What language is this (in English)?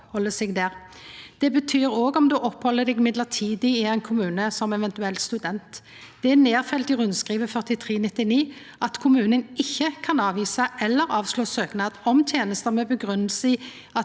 Norwegian